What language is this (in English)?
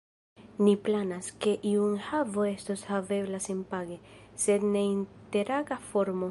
Esperanto